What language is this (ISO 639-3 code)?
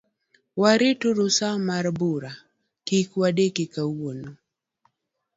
luo